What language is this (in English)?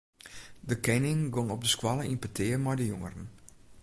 Western Frisian